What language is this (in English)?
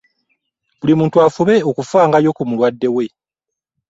Ganda